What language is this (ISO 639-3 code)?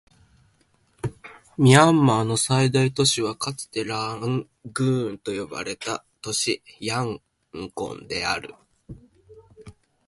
jpn